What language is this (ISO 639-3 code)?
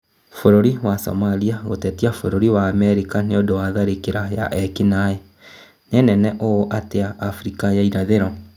kik